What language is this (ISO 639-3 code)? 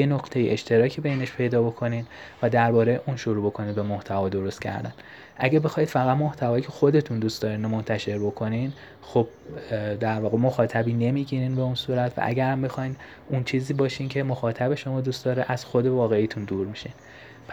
fas